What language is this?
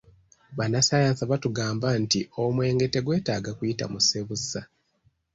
Ganda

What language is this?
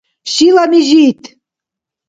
Dargwa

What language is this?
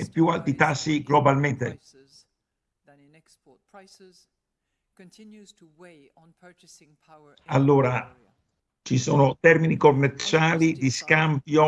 Italian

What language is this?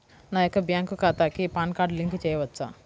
Telugu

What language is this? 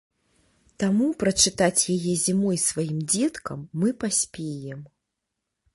Belarusian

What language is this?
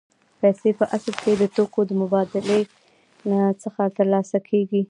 Pashto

